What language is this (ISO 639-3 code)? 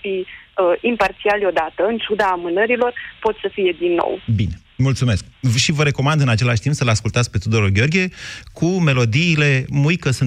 ron